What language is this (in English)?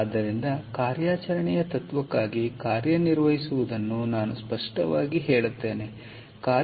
Kannada